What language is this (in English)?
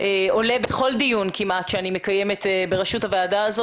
Hebrew